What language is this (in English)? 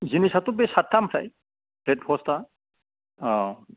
Bodo